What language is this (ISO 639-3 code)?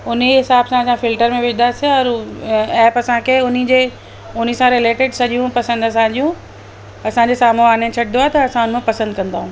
snd